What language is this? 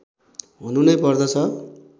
Nepali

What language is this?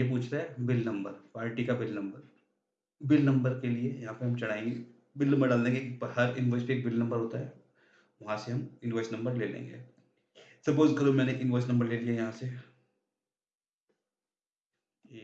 Hindi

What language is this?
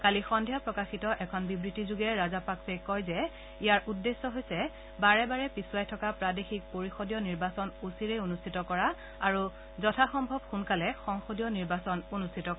Assamese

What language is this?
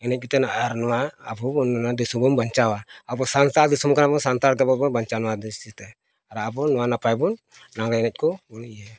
Santali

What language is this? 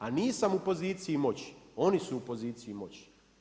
Croatian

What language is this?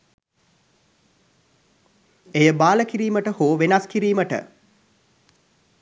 Sinhala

